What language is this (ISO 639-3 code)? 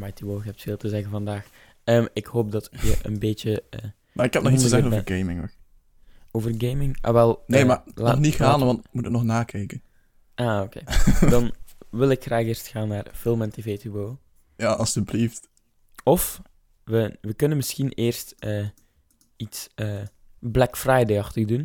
nld